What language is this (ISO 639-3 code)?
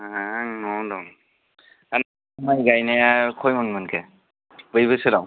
brx